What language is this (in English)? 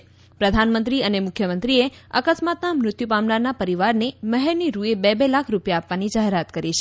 Gujarati